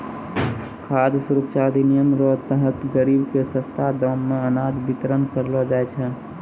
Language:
Maithili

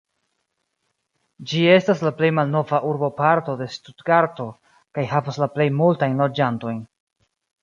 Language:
Esperanto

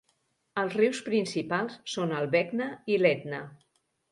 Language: Catalan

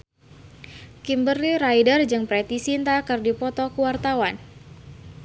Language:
Sundanese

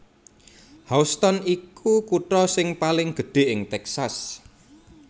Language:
Javanese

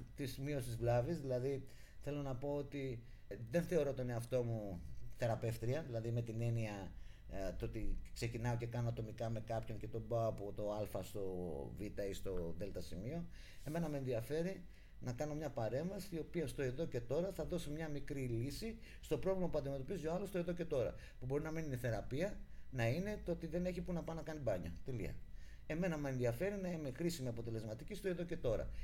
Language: Greek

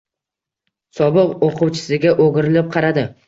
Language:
Uzbek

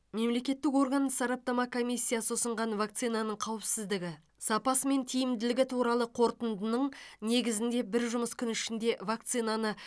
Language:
Kazakh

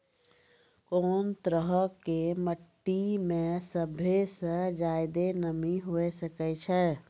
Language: Maithili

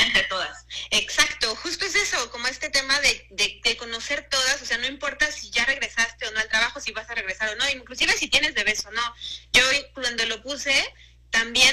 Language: Spanish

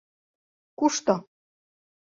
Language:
Mari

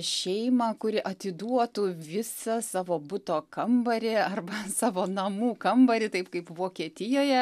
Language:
Lithuanian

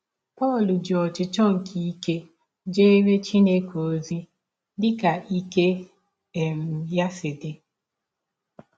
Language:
Igbo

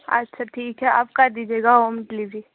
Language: Urdu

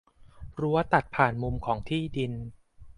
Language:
Thai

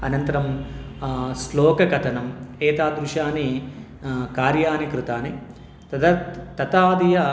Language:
Sanskrit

